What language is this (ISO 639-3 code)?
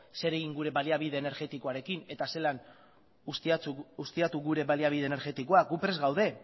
eus